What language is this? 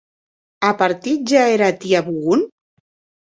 Occitan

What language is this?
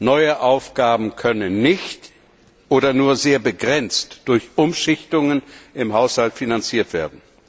German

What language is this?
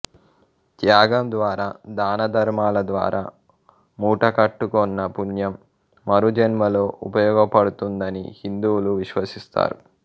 Telugu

